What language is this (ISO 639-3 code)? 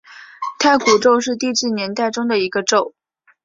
zho